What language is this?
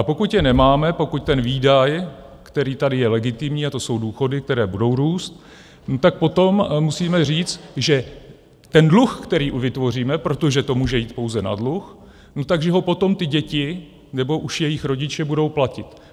Czech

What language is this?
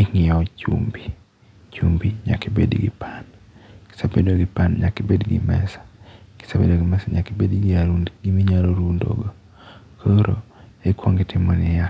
Luo (Kenya and Tanzania)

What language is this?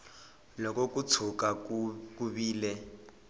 Tsonga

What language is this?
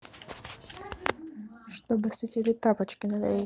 Russian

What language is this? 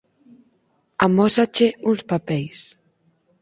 Galician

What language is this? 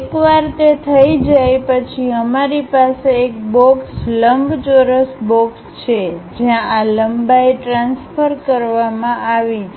Gujarati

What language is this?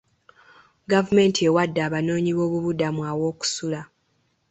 Ganda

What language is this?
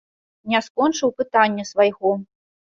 Belarusian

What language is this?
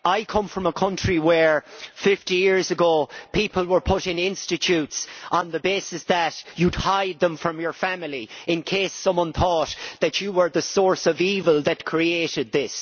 English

